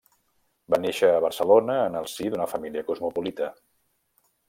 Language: Catalan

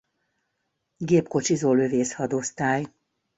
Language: Hungarian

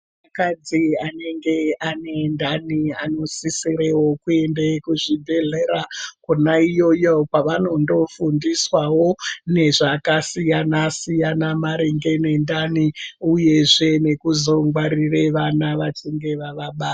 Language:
Ndau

